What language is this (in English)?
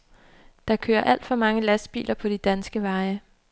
Danish